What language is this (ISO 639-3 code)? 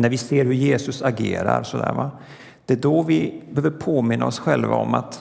swe